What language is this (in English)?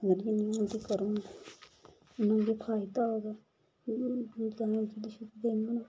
Dogri